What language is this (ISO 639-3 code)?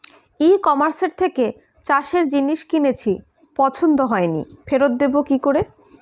ben